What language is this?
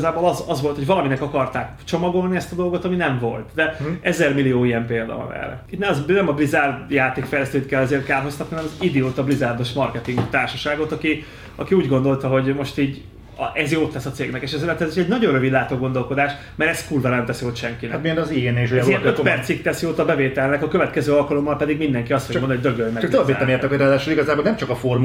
Hungarian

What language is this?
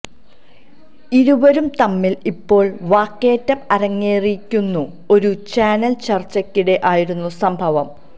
Malayalam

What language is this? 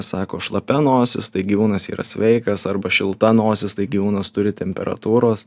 Lithuanian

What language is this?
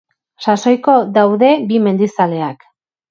Basque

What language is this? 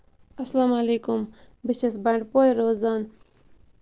Kashmiri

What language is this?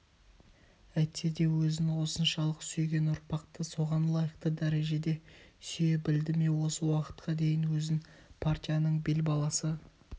Kazakh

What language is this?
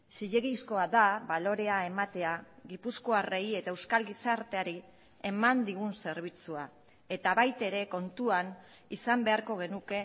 Basque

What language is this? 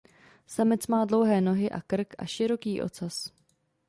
Czech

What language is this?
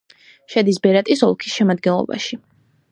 Georgian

